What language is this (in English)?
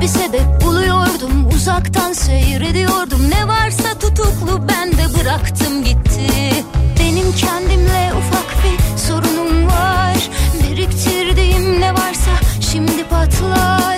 Turkish